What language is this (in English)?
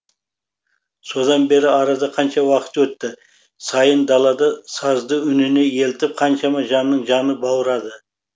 Kazakh